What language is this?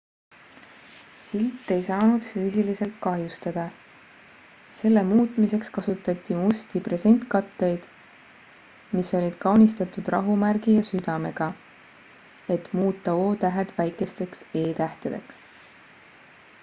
Estonian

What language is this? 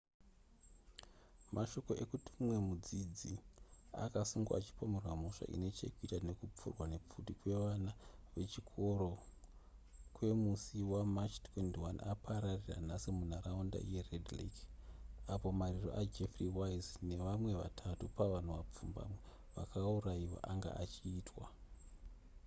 Shona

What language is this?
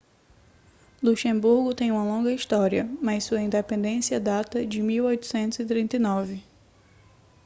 Portuguese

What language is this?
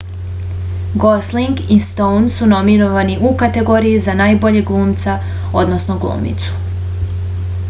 Serbian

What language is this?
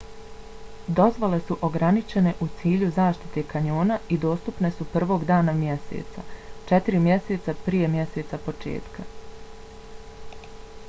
Bosnian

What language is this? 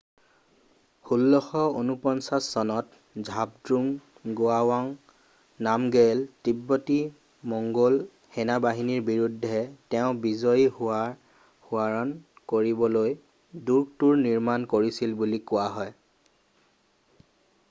Assamese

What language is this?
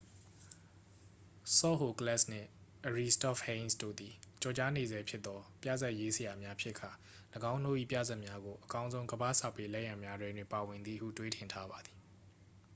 Burmese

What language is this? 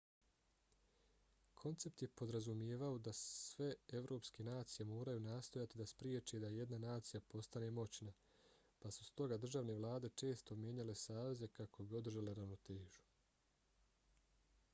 Bosnian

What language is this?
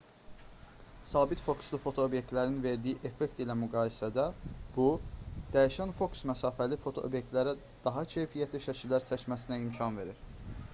Azerbaijani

